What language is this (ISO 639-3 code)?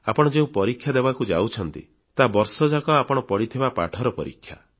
ori